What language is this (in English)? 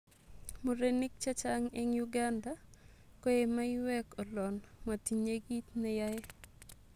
Kalenjin